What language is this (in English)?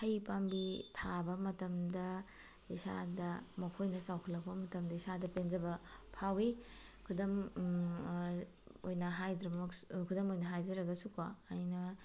Manipuri